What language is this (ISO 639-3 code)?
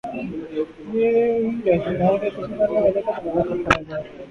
urd